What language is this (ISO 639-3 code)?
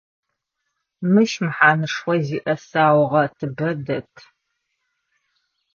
ady